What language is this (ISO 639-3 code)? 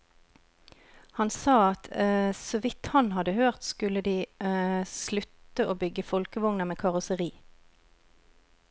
nor